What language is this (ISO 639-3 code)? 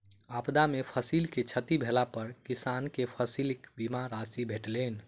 mai